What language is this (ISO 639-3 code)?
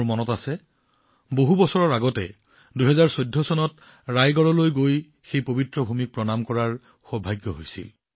asm